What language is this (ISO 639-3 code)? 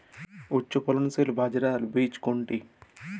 ben